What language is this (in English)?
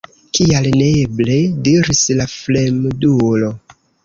Esperanto